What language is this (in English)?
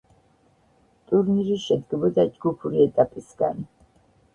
Georgian